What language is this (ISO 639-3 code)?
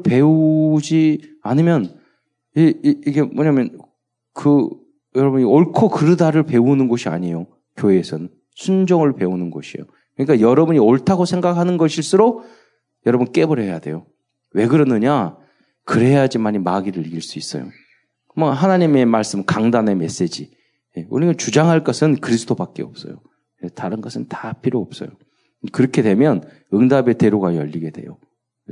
kor